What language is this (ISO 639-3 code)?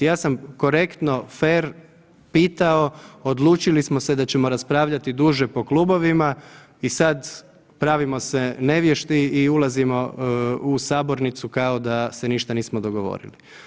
hrv